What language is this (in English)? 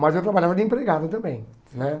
Portuguese